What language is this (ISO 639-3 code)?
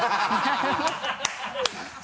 jpn